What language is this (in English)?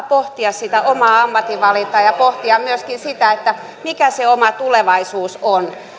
Finnish